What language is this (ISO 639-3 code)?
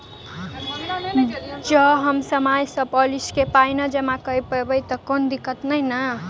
mai